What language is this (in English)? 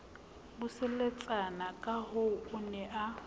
Southern Sotho